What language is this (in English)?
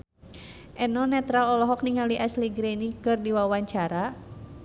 Sundanese